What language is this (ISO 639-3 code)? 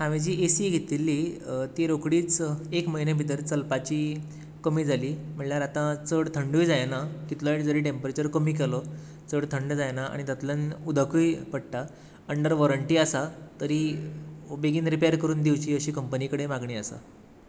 kok